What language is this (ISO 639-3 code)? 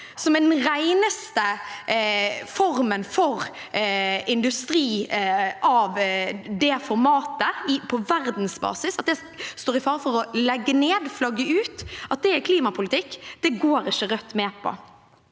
nor